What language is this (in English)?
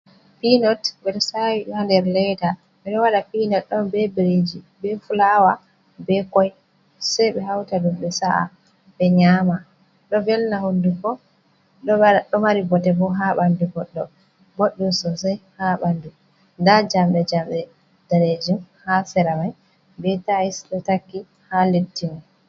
Fula